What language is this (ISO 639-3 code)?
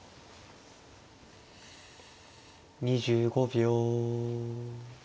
jpn